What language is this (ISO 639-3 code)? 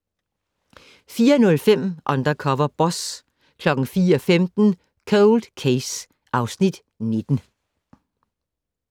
dan